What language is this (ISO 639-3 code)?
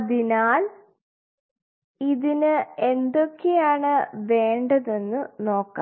mal